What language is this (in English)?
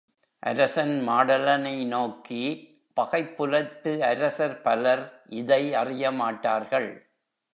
Tamil